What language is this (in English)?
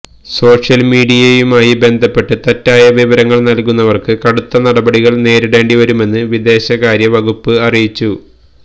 Malayalam